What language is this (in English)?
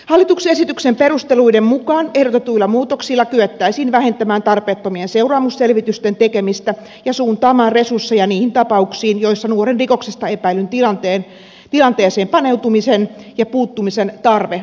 Finnish